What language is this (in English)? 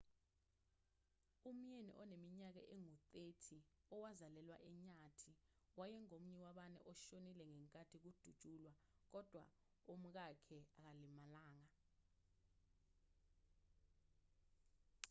Zulu